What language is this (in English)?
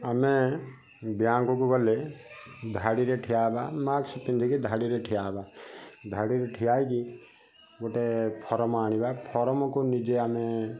Odia